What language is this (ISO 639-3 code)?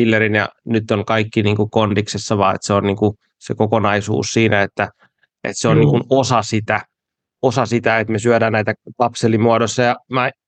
fin